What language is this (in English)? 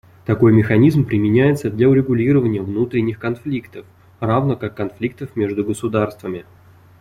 Russian